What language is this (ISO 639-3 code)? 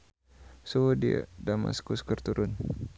sun